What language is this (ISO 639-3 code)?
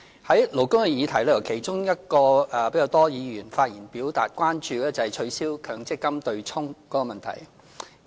yue